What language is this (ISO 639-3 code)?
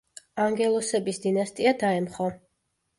kat